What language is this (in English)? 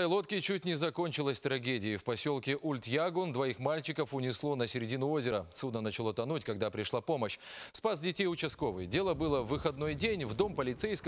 Russian